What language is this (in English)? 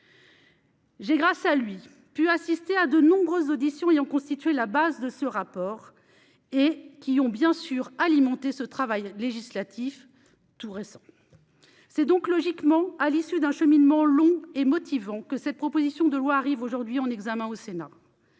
French